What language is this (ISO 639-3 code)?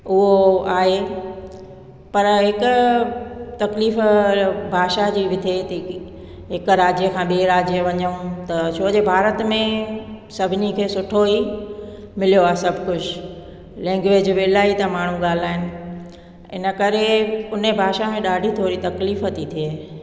snd